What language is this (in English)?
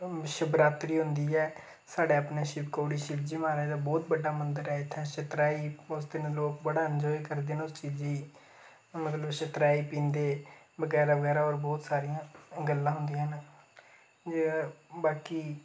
Dogri